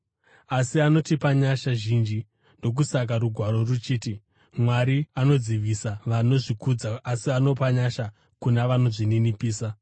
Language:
Shona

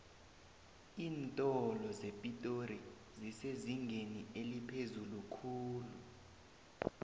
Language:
South Ndebele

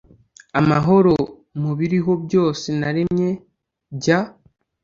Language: Kinyarwanda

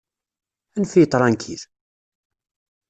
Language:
Kabyle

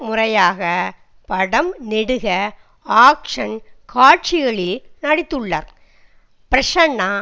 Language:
Tamil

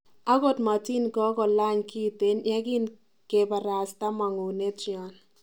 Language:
Kalenjin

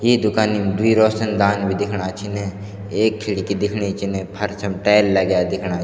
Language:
Garhwali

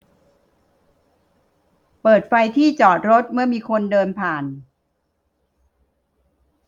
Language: Thai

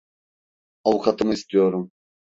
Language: Turkish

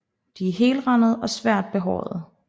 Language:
Danish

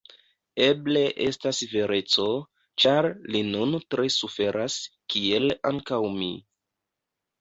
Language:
Esperanto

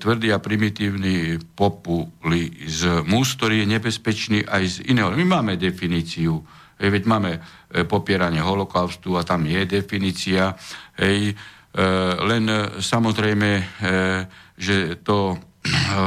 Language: Slovak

